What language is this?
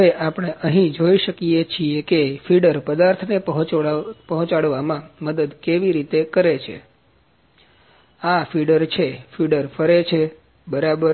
Gujarati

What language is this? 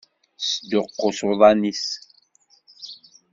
Kabyle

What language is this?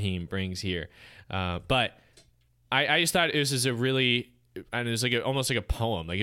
English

